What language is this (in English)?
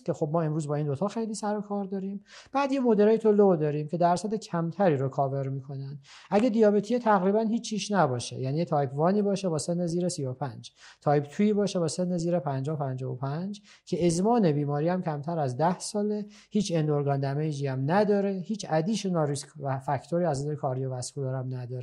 Persian